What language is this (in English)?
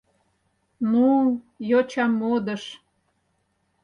Mari